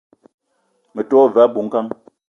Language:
Eton (Cameroon)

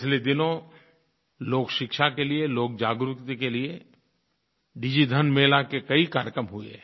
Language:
Hindi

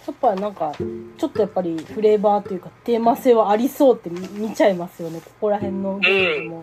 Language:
Japanese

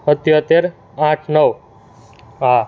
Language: Gujarati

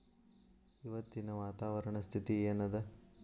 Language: Kannada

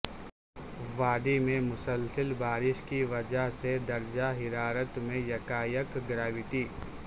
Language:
Urdu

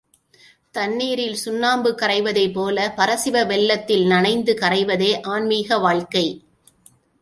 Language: Tamil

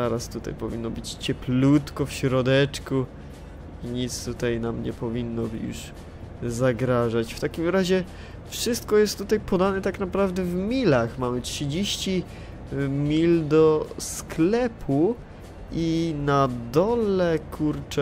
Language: Polish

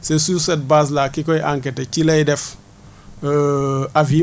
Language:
Wolof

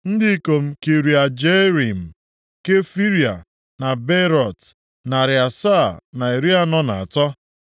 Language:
Igbo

